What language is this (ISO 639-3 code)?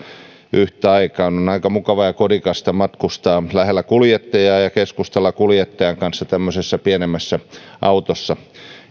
fin